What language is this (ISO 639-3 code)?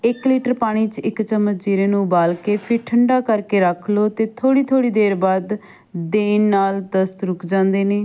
pan